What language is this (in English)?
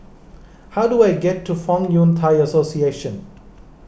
English